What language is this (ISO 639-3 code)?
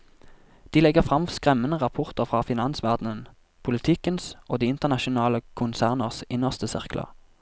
nor